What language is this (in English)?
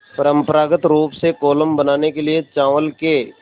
Hindi